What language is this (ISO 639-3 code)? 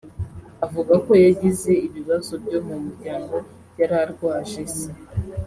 kin